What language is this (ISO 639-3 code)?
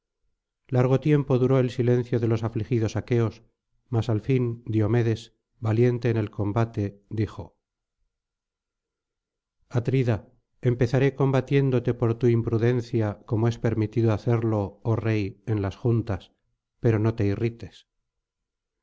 spa